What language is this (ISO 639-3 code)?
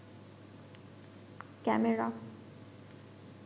ben